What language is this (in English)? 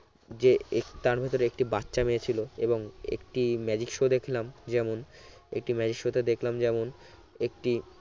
Bangla